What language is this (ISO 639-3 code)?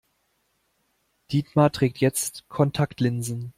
deu